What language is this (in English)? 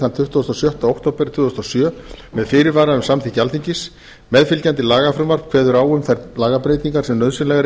Icelandic